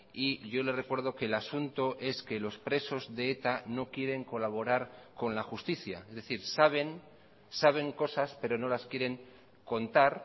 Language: Spanish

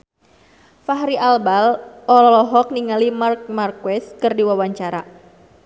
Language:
Sundanese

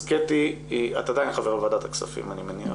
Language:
Hebrew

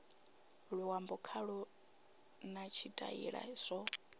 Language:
Venda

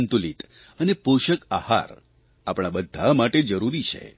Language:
Gujarati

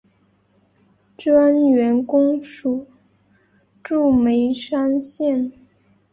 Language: Chinese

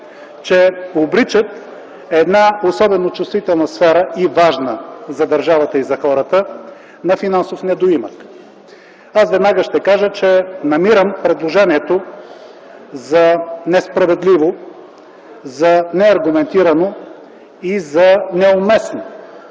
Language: Bulgarian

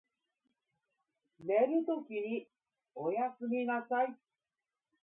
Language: Japanese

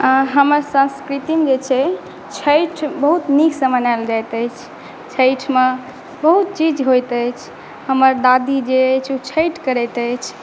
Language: Maithili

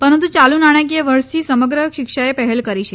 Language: Gujarati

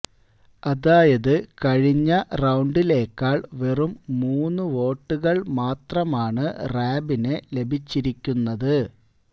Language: Malayalam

